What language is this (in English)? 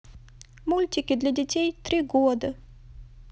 Russian